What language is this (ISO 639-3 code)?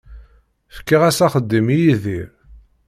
kab